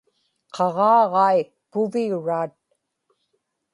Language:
Inupiaq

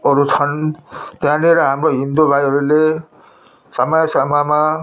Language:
Nepali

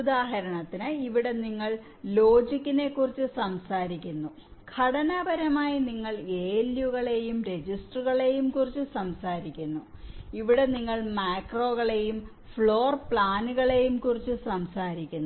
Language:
Malayalam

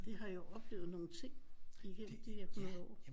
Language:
Danish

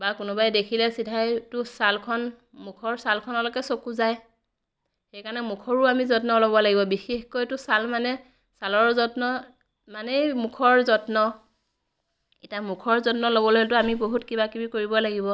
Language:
Assamese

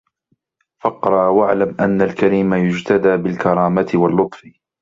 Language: Arabic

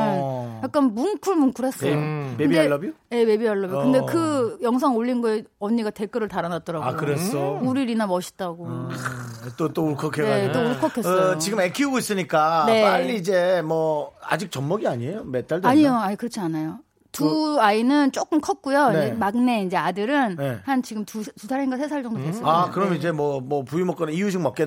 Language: Korean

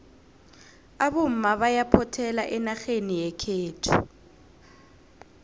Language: South Ndebele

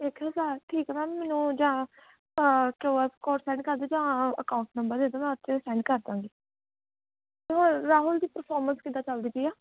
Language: Punjabi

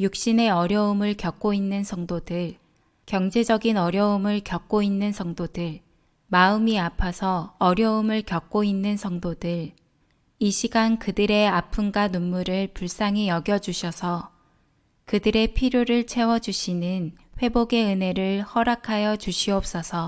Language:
Korean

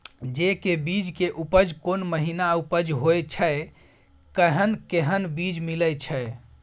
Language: Maithili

